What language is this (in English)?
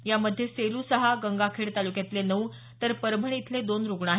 Marathi